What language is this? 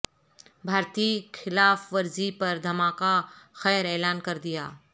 Urdu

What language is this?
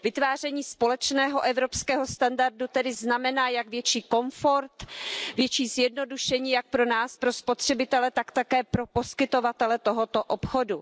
Czech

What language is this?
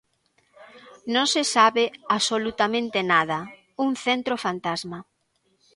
Galician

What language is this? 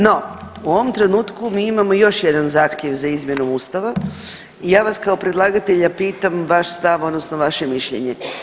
Croatian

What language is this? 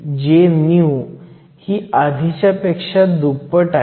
Marathi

